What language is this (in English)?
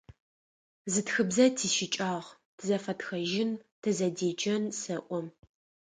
Adyghe